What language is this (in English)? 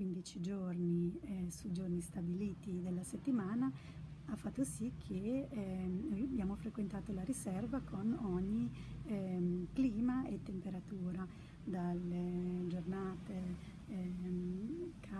Italian